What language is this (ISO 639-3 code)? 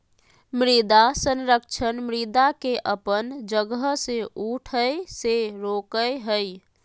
mag